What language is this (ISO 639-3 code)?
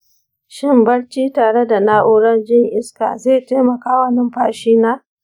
hau